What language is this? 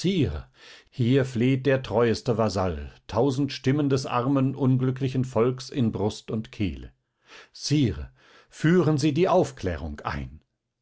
German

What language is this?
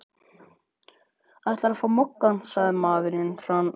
Icelandic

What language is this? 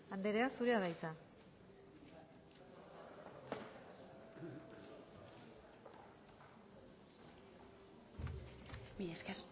Basque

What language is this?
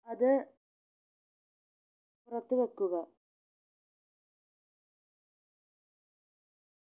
Malayalam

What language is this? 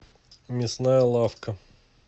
Russian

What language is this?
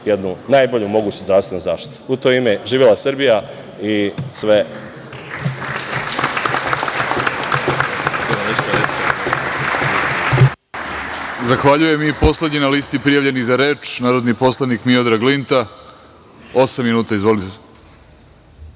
Serbian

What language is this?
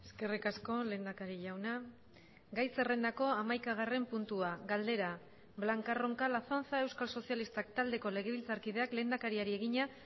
Basque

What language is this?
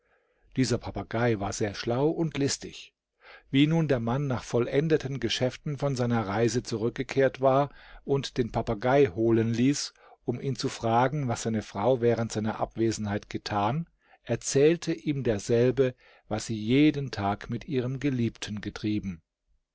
German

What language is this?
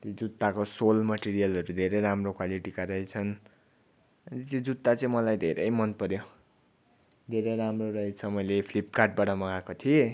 Nepali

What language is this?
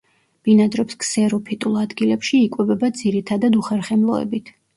Georgian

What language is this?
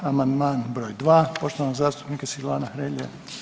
Croatian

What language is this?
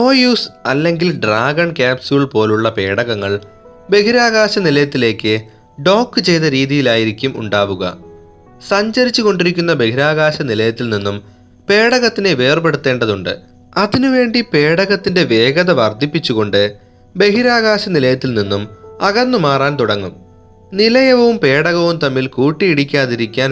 Malayalam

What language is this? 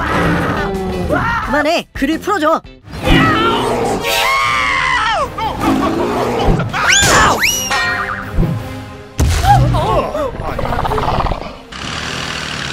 Korean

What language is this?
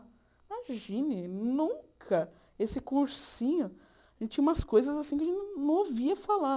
Portuguese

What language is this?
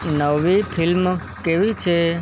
Gujarati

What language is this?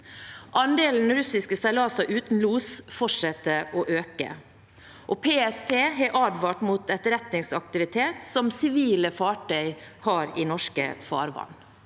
Norwegian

